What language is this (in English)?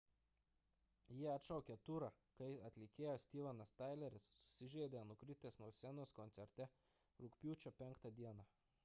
Lithuanian